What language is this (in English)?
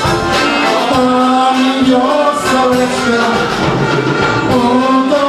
Arabic